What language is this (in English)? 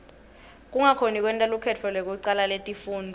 Swati